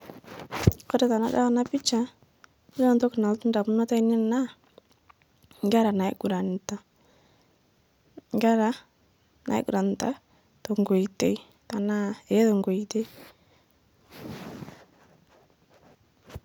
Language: Masai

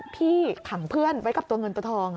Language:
Thai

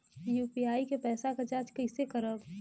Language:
Bhojpuri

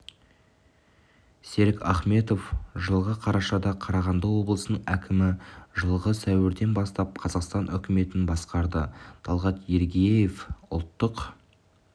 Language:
Kazakh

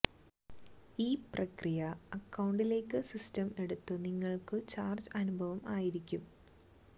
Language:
Malayalam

